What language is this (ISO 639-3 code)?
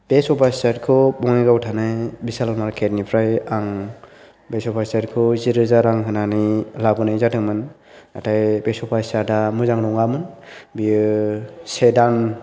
brx